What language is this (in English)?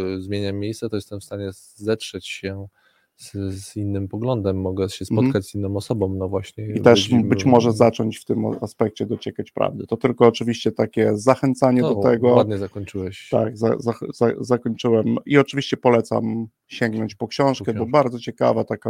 Polish